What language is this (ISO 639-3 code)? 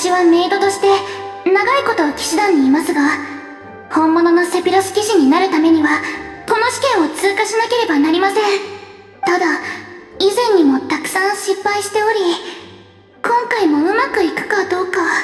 jpn